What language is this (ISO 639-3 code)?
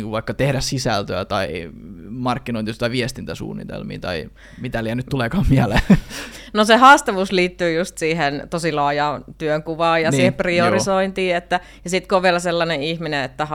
fin